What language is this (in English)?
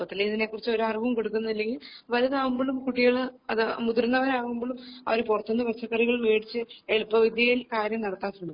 Malayalam